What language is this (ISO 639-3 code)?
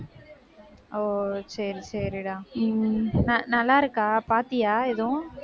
tam